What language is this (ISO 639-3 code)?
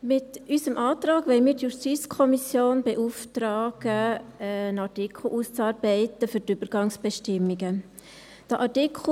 gsw